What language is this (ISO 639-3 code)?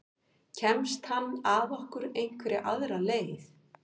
isl